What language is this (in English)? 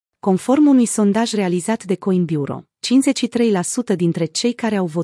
Romanian